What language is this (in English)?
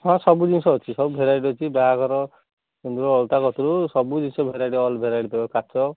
Odia